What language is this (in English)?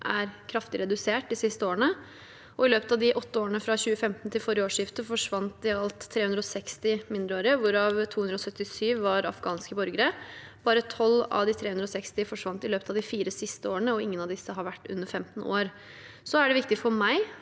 Norwegian